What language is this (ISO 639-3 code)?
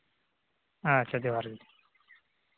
sat